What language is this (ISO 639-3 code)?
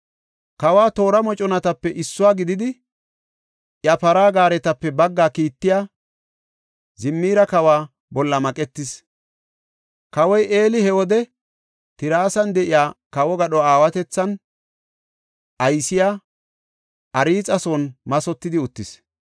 gof